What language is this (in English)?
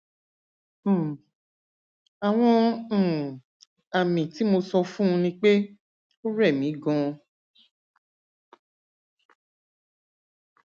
Yoruba